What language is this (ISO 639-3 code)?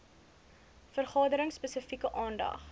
afr